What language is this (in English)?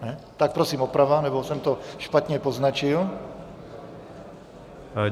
Czech